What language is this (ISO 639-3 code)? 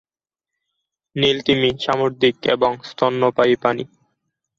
ben